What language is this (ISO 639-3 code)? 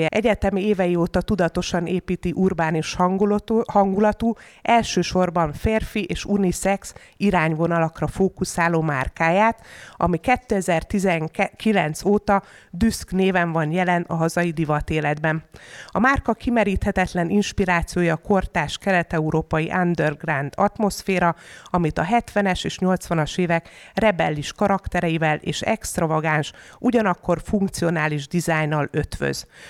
hun